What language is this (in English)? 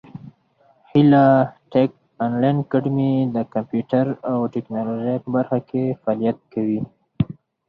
Pashto